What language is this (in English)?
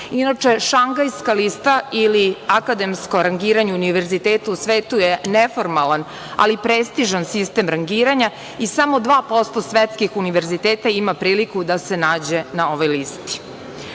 Serbian